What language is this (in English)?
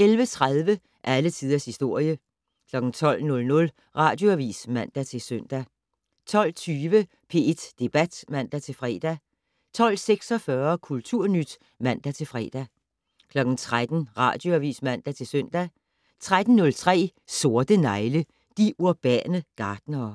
Danish